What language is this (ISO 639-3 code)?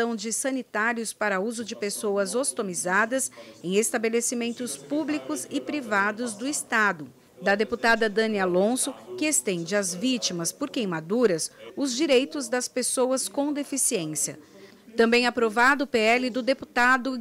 por